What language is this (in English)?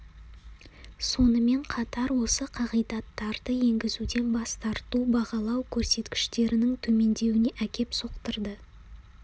Kazakh